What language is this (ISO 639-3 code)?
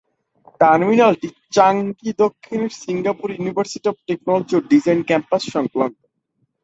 ben